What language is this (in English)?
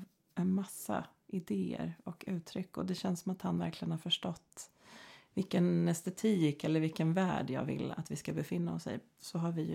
Swedish